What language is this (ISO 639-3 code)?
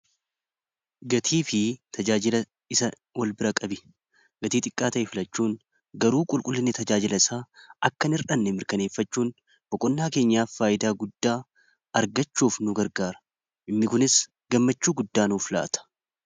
orm